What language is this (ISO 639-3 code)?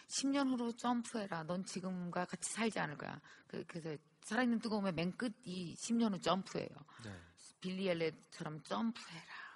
kor